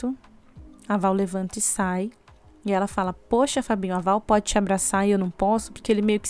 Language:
Portuguese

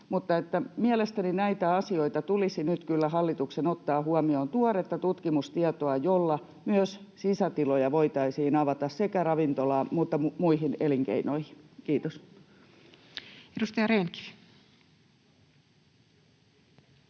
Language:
Finnish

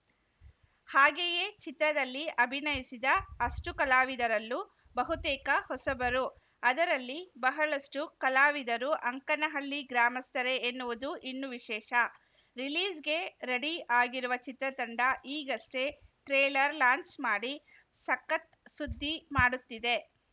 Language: Kannada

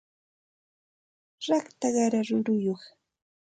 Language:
Santa Ana de Tusi Pasco Quechua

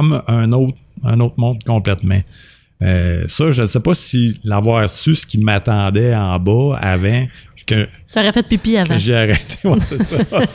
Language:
French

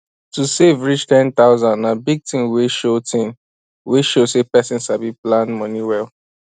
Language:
Nigerian Pidgin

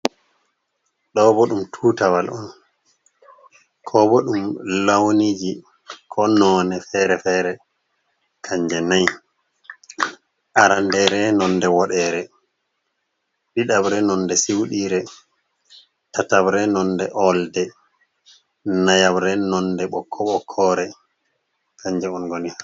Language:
Fula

